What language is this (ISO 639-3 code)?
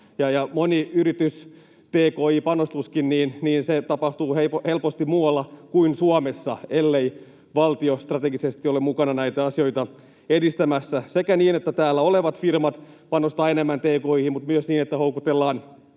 fin